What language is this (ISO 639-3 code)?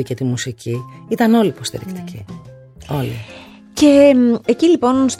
ell